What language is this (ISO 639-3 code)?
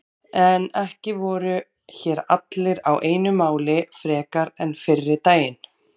isl